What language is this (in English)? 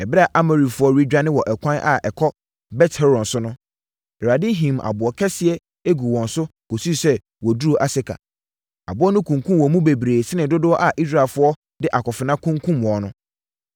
Akan